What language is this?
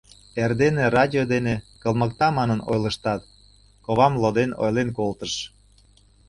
Mari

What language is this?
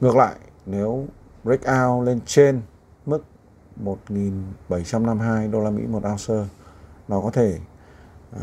Vietnamese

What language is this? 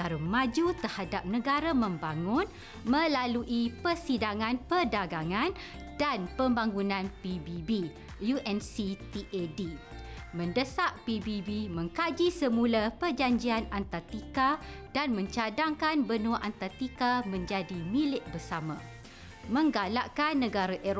Malay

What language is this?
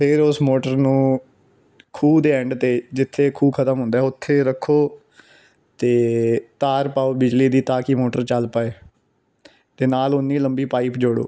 Punjabi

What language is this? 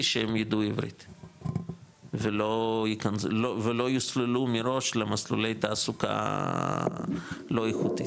Hebrew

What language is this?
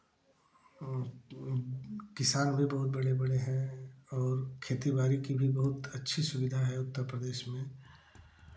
Hindi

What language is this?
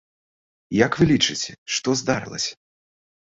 Belarusian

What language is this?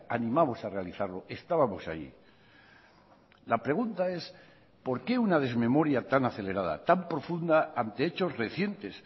Spanish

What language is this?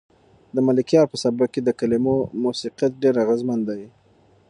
Pashto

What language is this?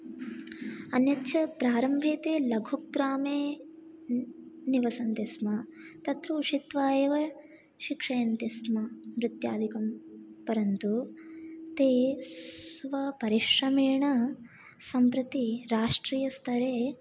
Sanskrit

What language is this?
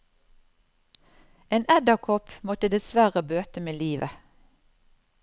Norwegian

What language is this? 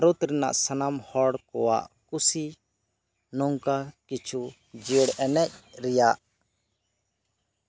Santali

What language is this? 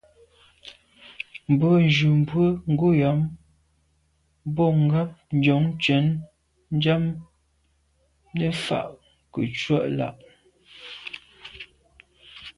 Medumba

